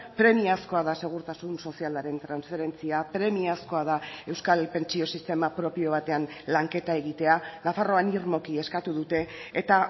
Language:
Basque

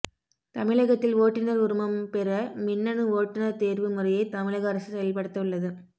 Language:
Tamil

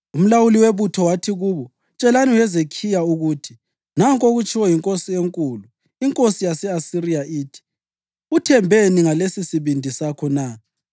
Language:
North Ndebele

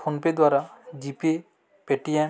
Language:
Odia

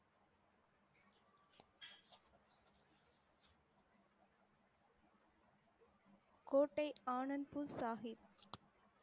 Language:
Tamil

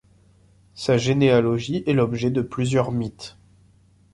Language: French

